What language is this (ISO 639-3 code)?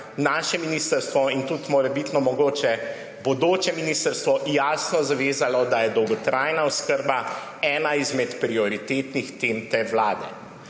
slv